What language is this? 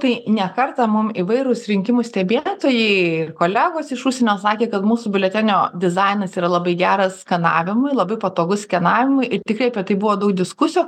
Lithuanian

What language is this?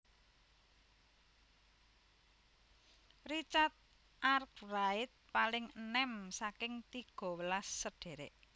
Javanese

